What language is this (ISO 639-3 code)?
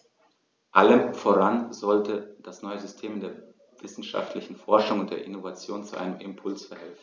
deu